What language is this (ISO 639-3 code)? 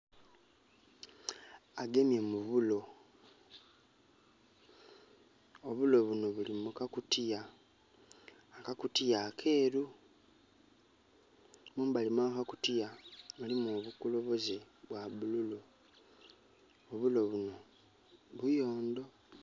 xog